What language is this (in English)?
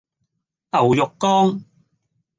Cantonese